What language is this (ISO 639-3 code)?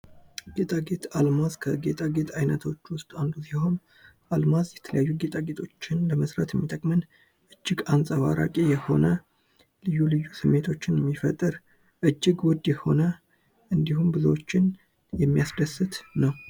amh